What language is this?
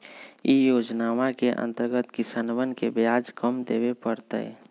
Magahi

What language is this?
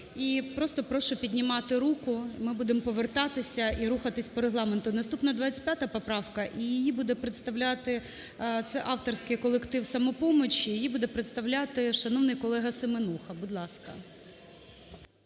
Ukrainian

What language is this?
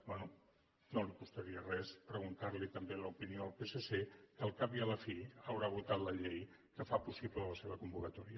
Catalan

